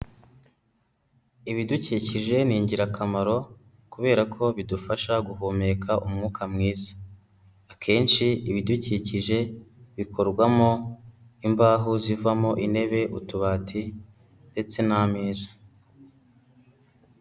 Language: Kinyarwanda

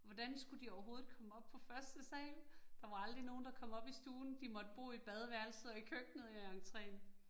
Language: Danish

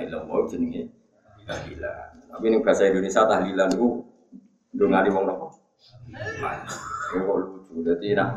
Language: Indonesian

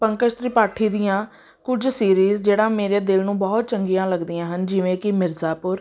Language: Punjabi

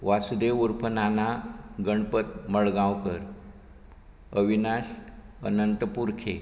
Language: Konkani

